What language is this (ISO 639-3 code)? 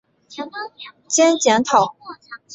zho